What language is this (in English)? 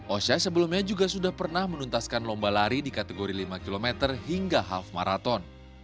Indonesian